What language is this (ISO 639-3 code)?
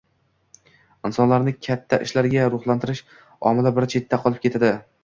uzb